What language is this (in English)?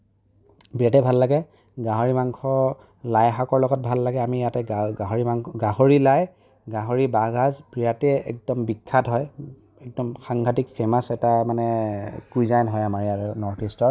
Assamese